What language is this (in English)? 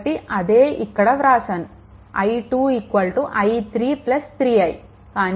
Telugu